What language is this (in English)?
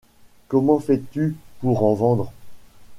French